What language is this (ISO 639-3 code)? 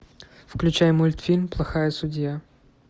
rus